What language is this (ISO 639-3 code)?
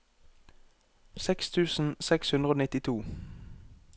nor